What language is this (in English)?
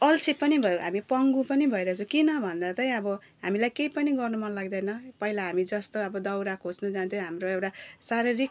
Nepali